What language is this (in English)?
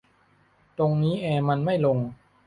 Thai